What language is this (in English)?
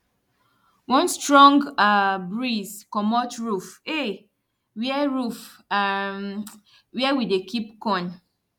Nigerian Pidgin